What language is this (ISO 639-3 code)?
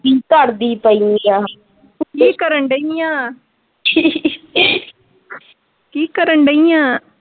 pan